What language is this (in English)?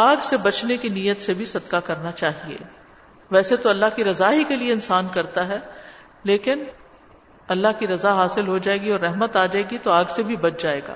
Urdu